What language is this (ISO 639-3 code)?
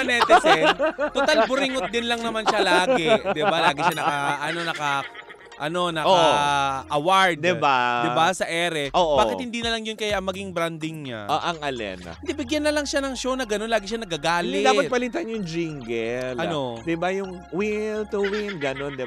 fil